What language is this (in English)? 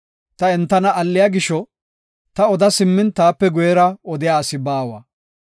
Gofa